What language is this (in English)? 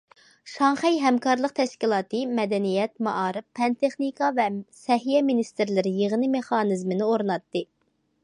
Uyghur